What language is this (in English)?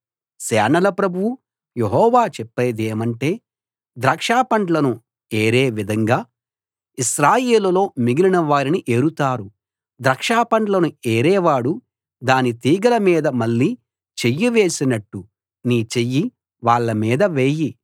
Telugu